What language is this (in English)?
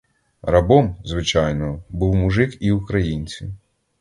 Ukrainian